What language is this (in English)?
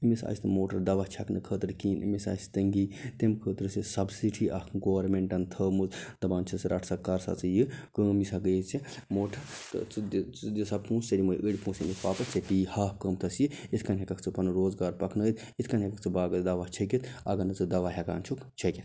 Kashmiri